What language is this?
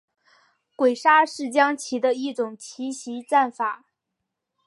Chinese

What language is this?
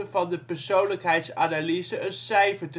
Dutch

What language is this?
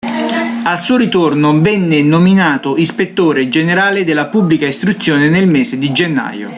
Italian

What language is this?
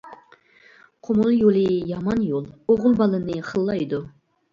Uyghur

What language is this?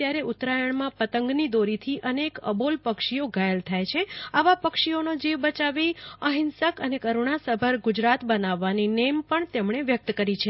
Gujarati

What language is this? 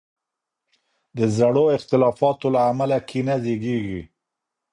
Pashto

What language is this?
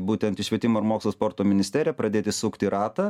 Lithuanian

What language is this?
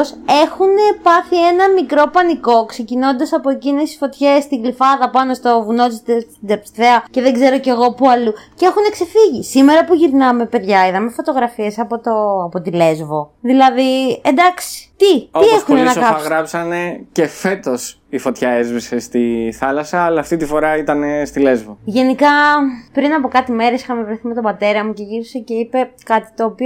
Greek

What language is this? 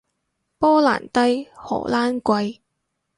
Cantonese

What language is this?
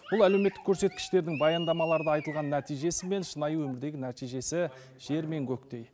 Kazakh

